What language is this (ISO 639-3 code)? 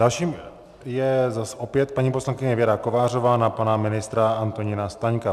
ces